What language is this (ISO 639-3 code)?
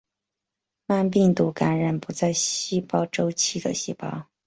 zho